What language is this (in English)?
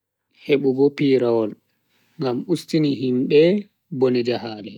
Bagirmi Fulfulde